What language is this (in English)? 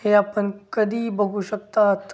Marathi